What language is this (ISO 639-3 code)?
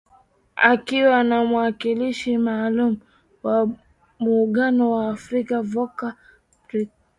swa